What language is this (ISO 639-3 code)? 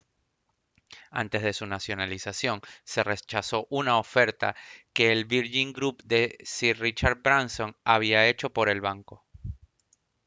spa